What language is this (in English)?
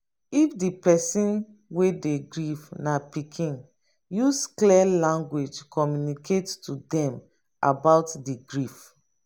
Nigerian Pidgin